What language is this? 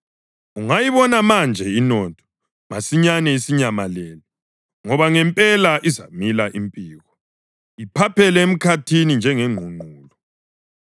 North Ndebele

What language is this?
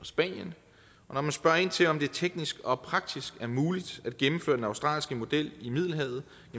Danish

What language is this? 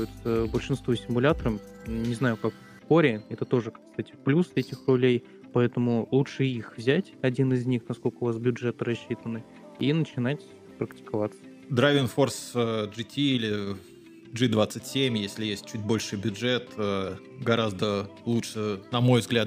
Russian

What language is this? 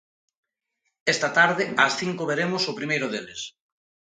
Galician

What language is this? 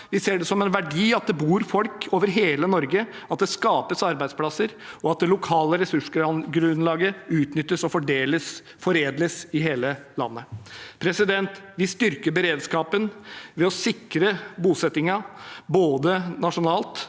Norwegian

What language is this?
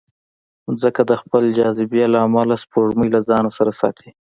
Pashto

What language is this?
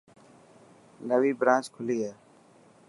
Dhatki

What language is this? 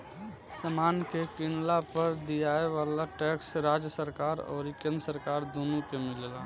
Bhojpuri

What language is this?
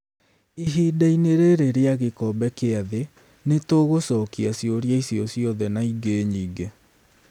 Kikuyu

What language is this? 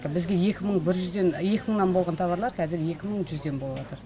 Kazakh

